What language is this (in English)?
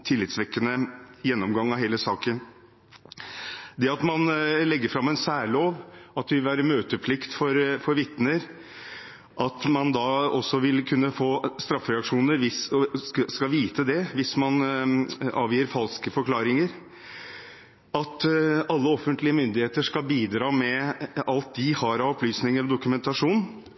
Norwegian Bokmål